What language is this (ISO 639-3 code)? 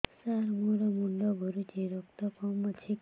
ori